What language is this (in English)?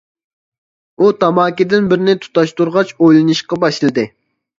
Uyghur